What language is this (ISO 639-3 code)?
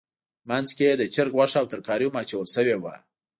pus